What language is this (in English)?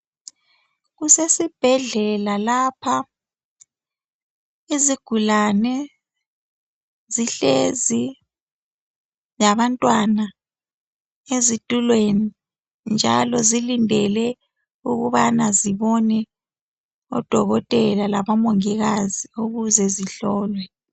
North Ndebele